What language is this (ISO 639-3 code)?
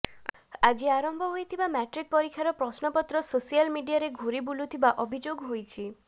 ori